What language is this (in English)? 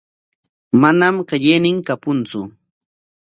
Corongo Ancash Quechua